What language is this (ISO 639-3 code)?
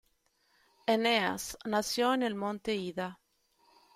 spa